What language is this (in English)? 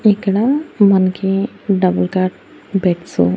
Telugu